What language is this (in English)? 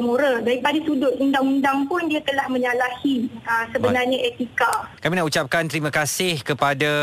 Malay